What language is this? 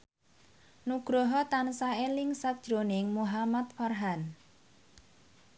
Javanese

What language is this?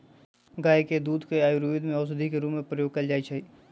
Magahi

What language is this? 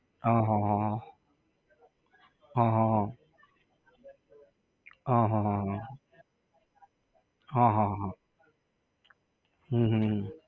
Gujarati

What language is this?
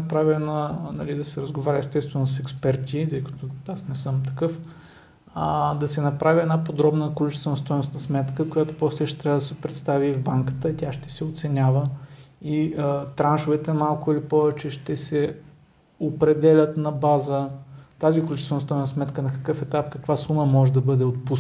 Bulgarian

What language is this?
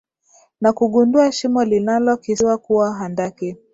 Swahili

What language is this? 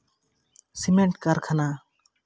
Santali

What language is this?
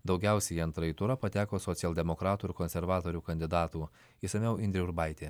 Lithuanian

